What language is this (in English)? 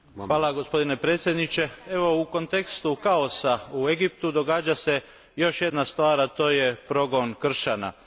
Croatian